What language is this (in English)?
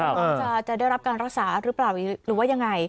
Thai